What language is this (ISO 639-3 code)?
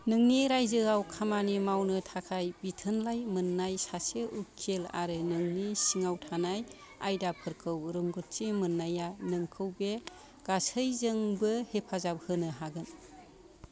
brx